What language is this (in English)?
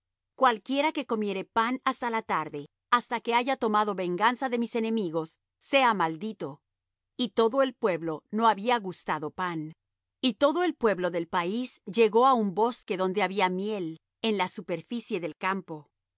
Spanish